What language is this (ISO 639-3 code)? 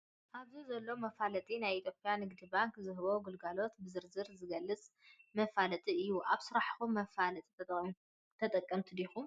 tir